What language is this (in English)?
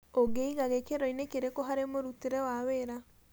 Kikuyu